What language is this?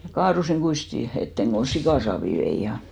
Finnish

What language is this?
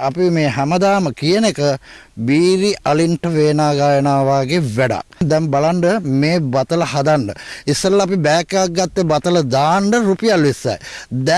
Sinhala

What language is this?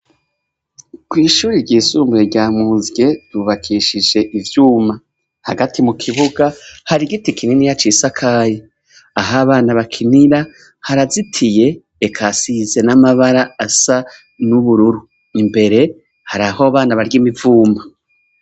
Rundi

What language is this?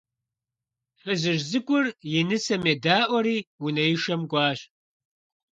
Kabardian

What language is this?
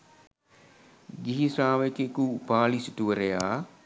Sinhala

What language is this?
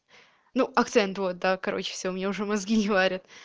Russian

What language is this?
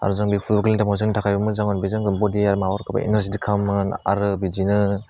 Bodo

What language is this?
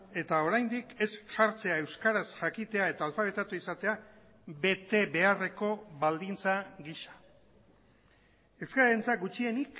Basque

